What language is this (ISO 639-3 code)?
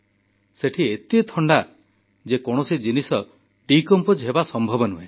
ori